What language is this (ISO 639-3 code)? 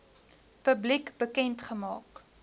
afr